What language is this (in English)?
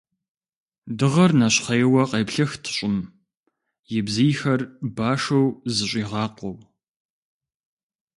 Kabardian